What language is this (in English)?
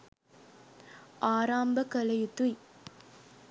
Sinhala